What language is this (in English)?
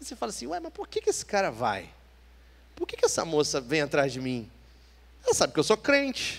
Portuguese